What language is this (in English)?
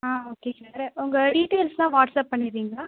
Tamil